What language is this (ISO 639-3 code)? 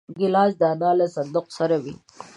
pus